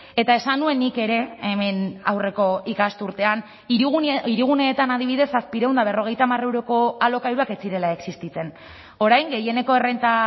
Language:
Basque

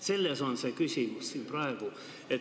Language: Estonian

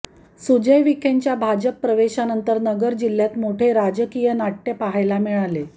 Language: Marathi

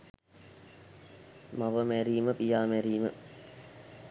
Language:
Sinhala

